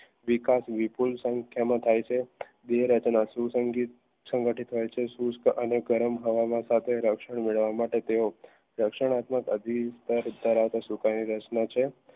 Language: Gujarati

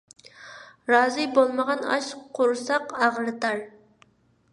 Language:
Uyghur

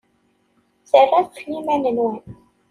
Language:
Kabyle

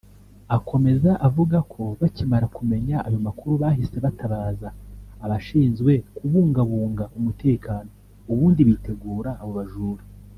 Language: Kinyarwanda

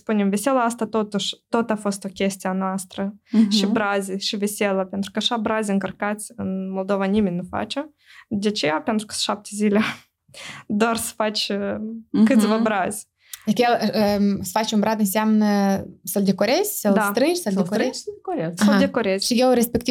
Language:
Romanian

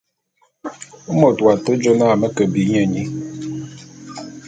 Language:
Bulu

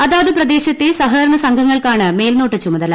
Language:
Malayalam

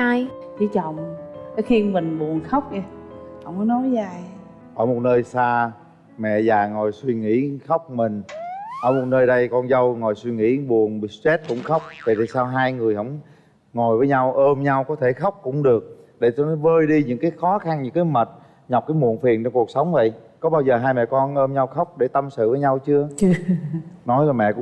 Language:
Vietnamese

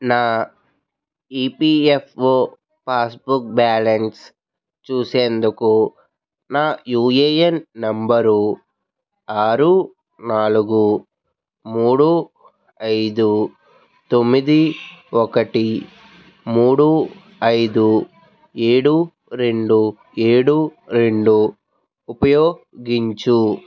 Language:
Telugu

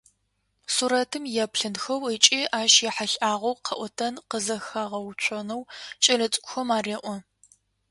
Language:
Adyghe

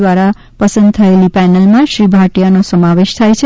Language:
Gujarati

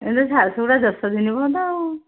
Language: Odia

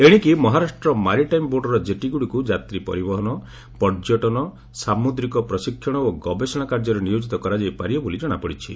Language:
Odia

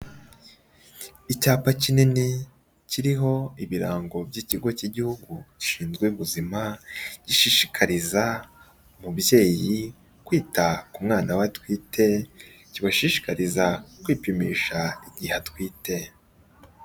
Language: Kinyarwanda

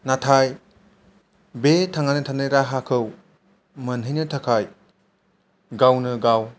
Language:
Bodo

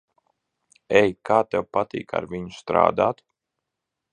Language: Latvian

